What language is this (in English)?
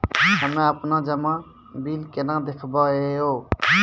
Maithili